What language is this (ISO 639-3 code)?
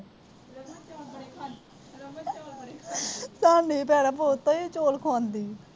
pan